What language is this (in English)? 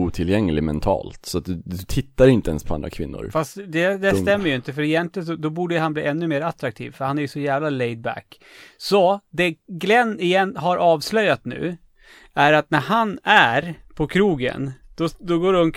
Swedish